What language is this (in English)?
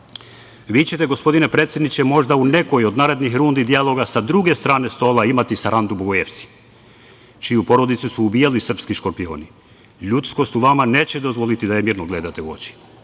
Serbian